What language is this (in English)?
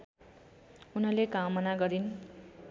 Nepali